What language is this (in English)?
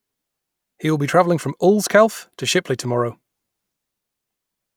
English